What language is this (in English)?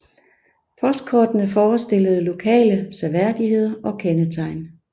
Danish